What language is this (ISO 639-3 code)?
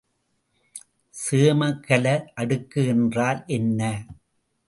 tam